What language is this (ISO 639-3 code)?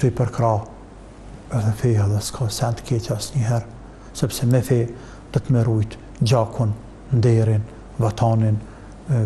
ara